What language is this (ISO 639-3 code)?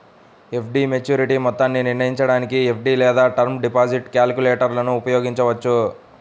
tel